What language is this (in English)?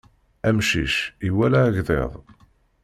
Kabyle